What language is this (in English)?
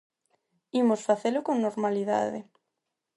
Galician